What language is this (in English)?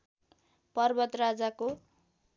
Nepali